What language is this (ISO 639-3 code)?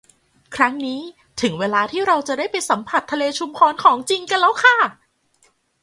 tha